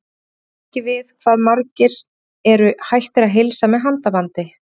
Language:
Icelandic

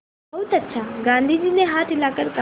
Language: Hindi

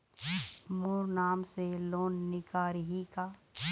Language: Chhattisgarhi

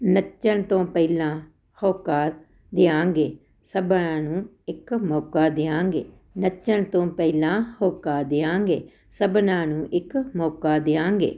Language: Punjabi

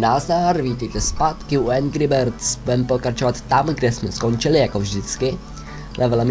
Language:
Czech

